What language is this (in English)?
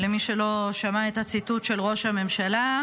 Hebrew